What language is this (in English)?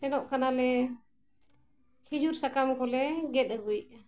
Santali